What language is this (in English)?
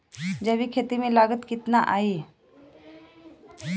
Bhojpuri